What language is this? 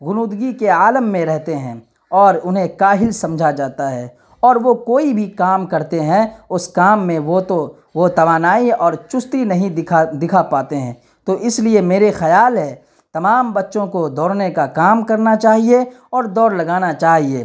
Urdu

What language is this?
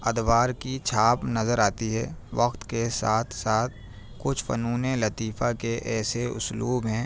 Urdu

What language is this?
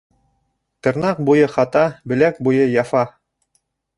Bashkir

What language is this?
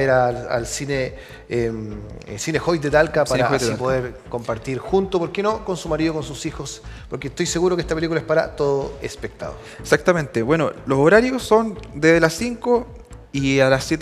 Spanish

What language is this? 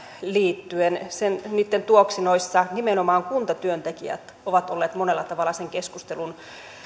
Finnish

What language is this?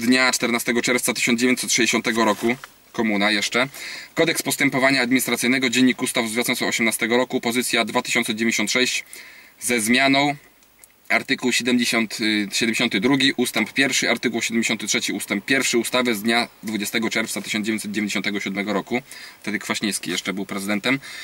Polish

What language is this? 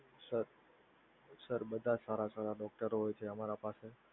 Gujarati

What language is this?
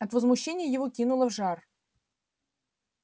Russian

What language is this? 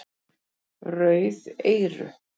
Icelandic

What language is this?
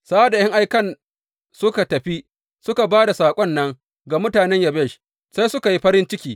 Hausa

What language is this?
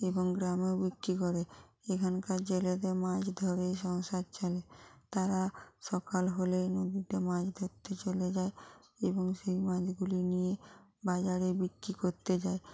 Bangla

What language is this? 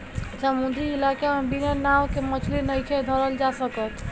Bhojpuri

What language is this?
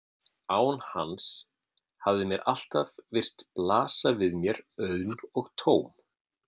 Icelandic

